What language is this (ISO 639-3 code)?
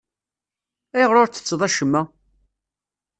kab